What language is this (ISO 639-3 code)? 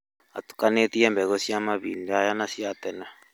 kik